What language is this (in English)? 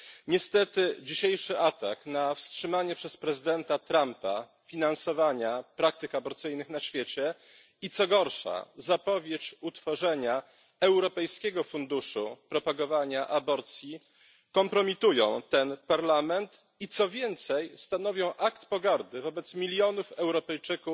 Polish